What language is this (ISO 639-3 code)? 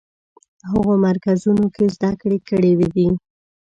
pus